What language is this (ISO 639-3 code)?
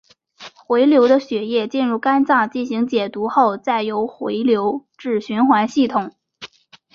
zho